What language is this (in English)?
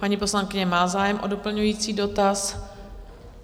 Czech